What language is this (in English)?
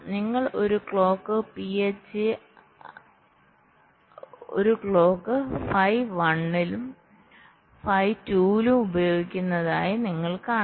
Malayalam